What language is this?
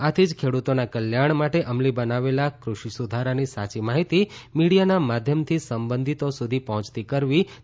Gujarati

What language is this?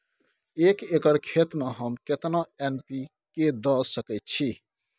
Maithili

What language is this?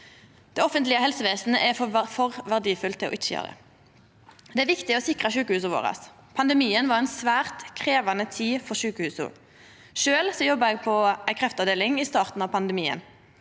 Norwegian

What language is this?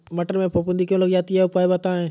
Hindi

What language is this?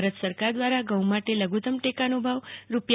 Gujarati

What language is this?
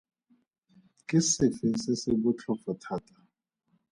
Tswana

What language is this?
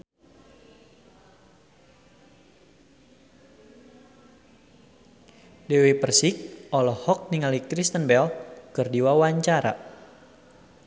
Sundanese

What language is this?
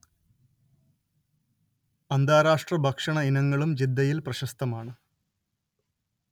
Malayalam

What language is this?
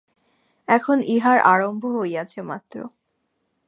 Bangla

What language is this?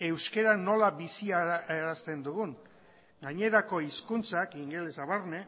Basque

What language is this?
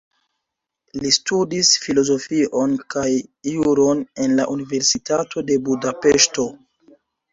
Esperanto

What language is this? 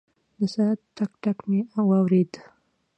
Pashto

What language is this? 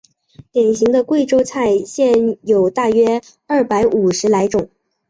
Chinese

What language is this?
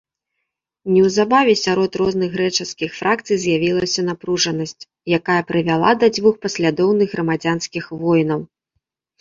Belarusian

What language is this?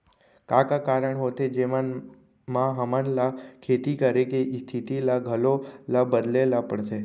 Chhattisgarhi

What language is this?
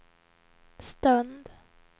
Swedish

